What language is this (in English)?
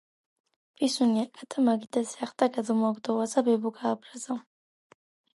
Georgian